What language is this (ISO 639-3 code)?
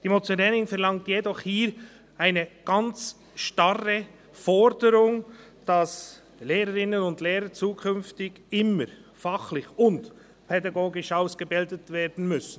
gsw